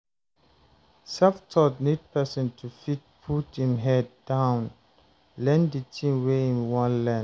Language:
Nigerian Pidgin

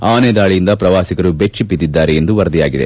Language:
Kannada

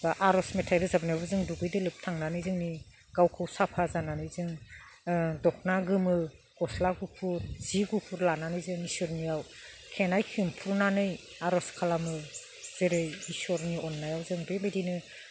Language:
Bodo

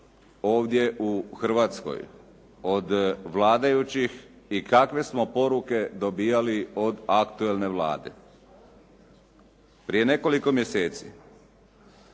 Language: Croatian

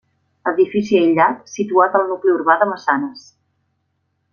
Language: Catalan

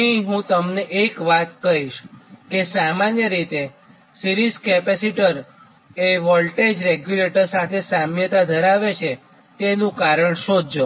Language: Gujarati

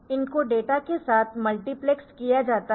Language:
Hindi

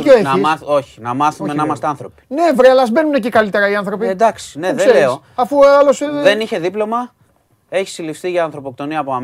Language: Greek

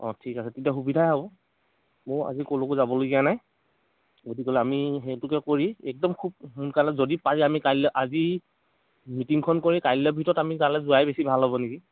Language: Assamese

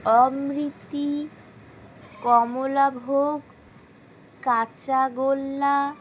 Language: Bangla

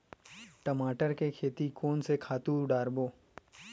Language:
Chhattisgarhi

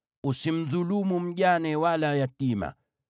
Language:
Swahili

